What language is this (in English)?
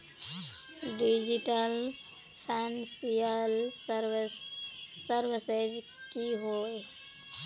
Magahi